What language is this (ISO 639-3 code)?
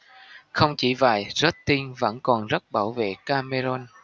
vie